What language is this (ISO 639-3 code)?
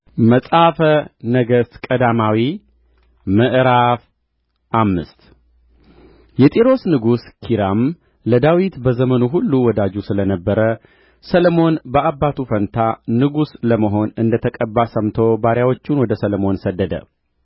amh